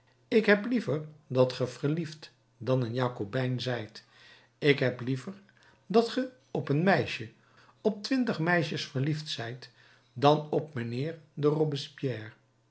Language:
Dutch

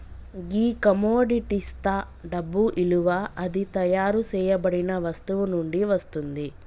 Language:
Telugu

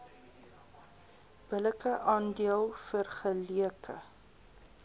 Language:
Afrikaans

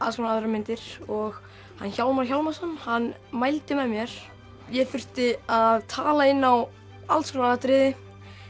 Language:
Icelandic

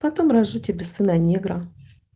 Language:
Russian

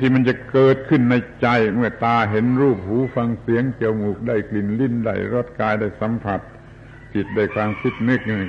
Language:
Thai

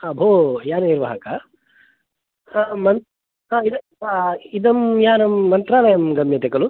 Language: Sanskrit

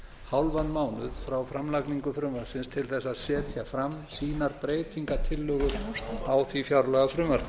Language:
Icelandic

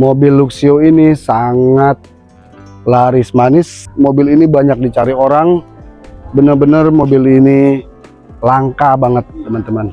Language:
Indonesian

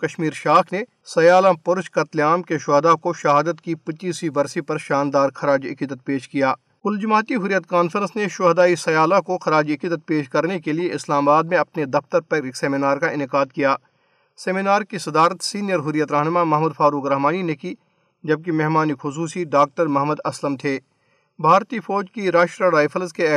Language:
Urdu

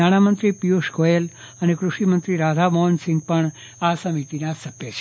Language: Gujarati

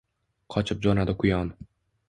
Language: Uzbek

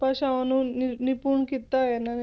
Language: Punjabi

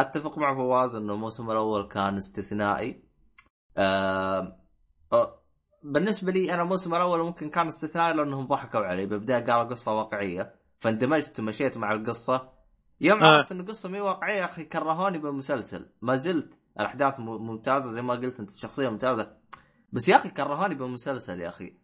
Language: Arabic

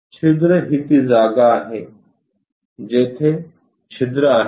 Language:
Marathi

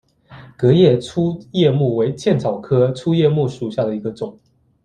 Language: Chinese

